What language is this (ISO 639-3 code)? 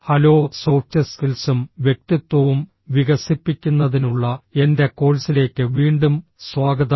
mal